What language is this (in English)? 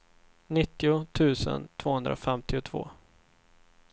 Swedish